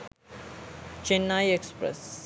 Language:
Sinhala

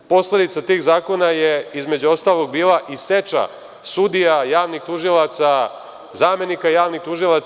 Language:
Serbian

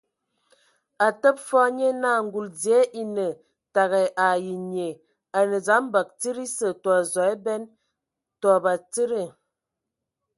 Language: Ewondo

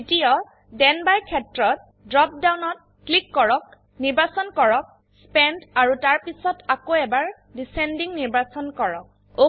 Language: Assamese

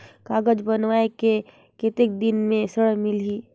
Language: Chhattisgarhi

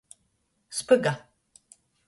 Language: Latgalian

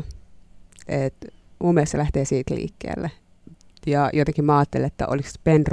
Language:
Finnish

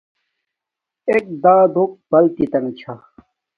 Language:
Domaaki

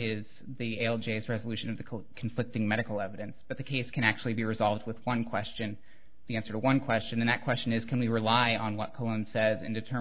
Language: English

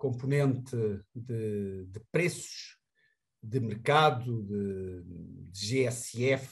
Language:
Portuguese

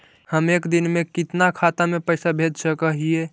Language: Magahi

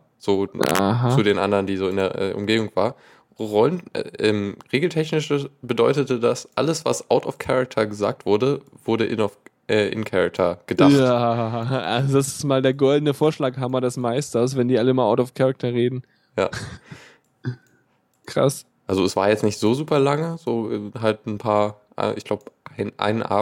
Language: German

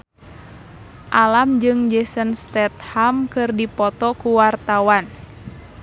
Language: Sundanese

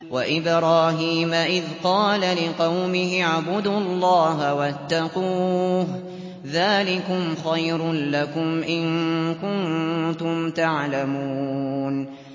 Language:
Arabic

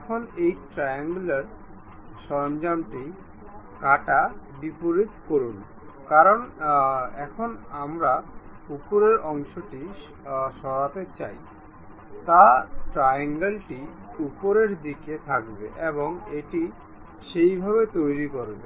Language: Bangla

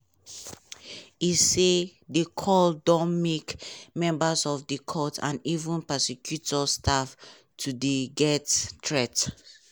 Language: Nigerian Pidgin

